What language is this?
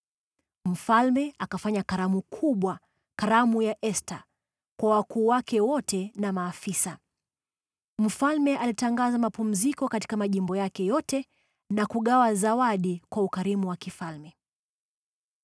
Swahili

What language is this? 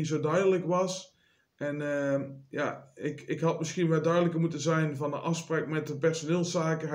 Dutch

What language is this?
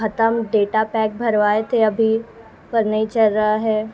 Urdu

